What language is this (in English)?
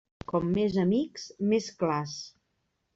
Catalan